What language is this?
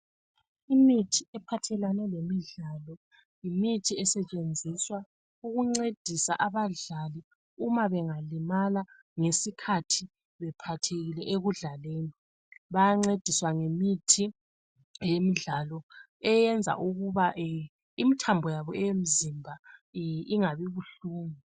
North Ndebele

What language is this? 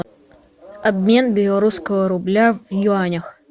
Russian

